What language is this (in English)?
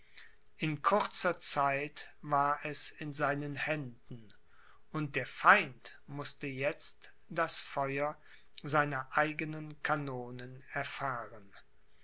German